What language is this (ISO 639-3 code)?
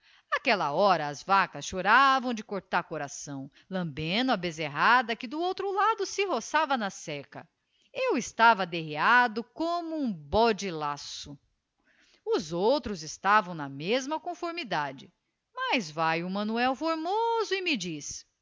por